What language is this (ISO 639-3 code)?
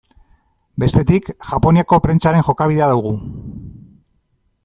eus